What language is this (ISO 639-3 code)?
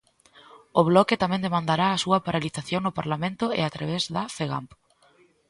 glg